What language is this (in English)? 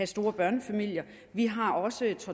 Danish